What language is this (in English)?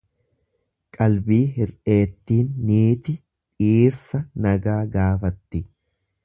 Oromo